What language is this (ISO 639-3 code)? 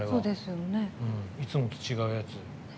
jpn